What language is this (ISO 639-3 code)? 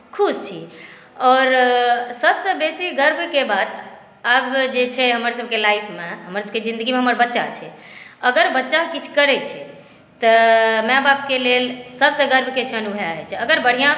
mai